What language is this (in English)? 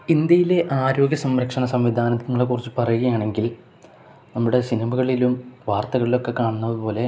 Malayalam